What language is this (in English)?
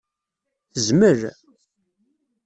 Kabyle